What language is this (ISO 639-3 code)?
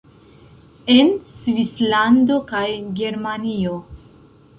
epo